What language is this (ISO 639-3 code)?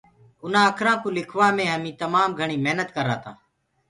ggg